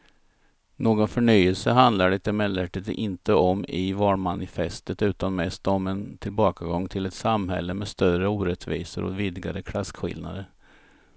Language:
Swedish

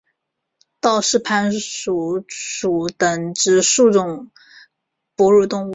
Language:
Chinese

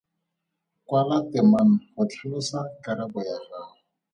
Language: Tswana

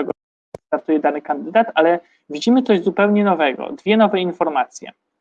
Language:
Polish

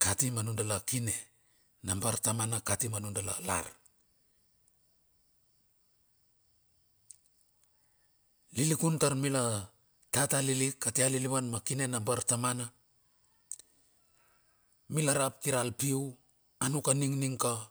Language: Bilur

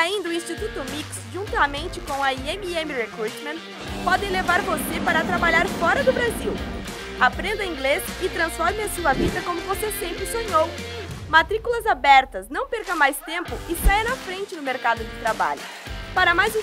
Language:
Portuguese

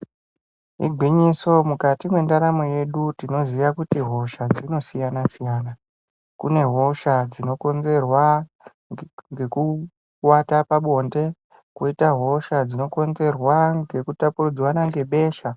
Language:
Ndau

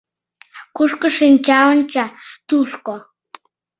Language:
Mari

